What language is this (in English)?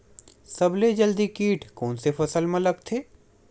Chhattisgarhi